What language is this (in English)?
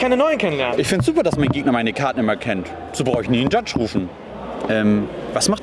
German